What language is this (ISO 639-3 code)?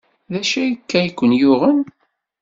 kab